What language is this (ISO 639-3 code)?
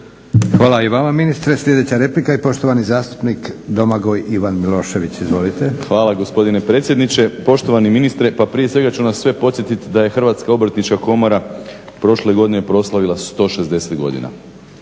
hrv